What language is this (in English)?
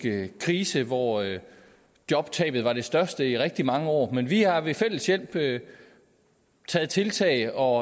Danish